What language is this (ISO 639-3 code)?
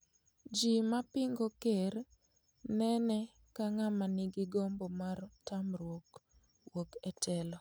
luo